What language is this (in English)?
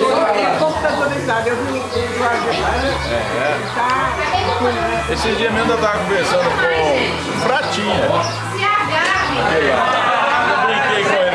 Portuguese